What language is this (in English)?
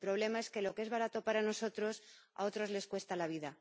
Spanish